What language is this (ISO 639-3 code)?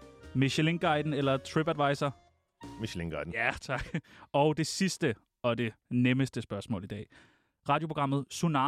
dan